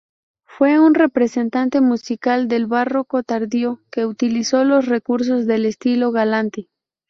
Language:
Spanish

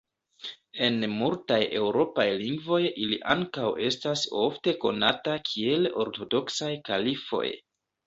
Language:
Esperanto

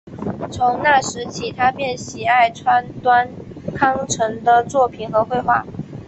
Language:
Chinese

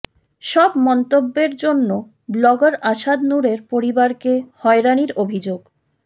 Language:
Bangla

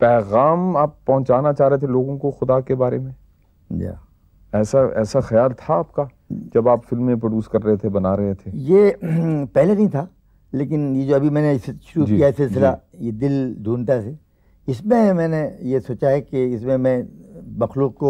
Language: Urdu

